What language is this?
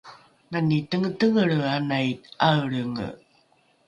Rukai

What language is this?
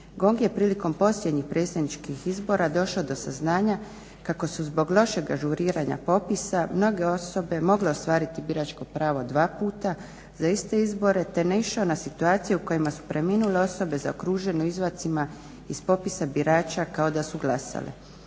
Croatian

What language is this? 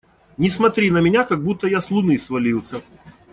Russian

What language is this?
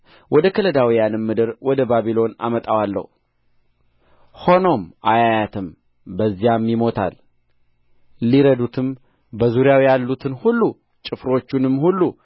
Amharic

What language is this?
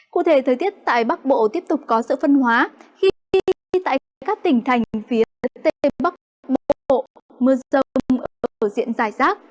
Vietnamese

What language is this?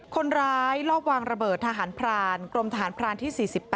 Thai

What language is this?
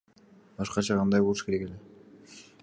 Kyrgyz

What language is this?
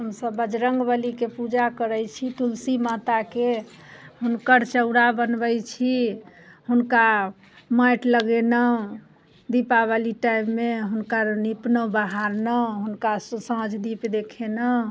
Maithili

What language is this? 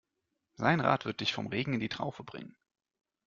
German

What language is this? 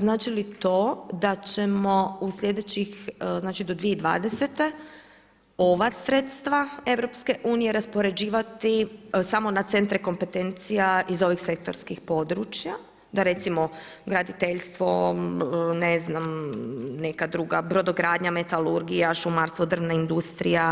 Croatian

